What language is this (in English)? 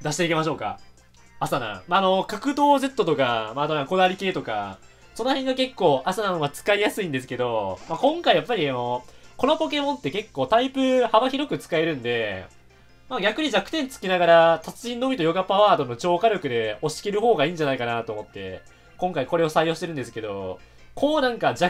Japanese